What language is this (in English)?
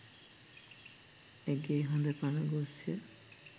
Sinhala